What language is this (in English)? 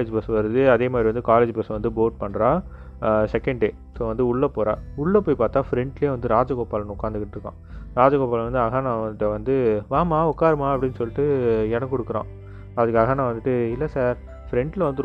Tamil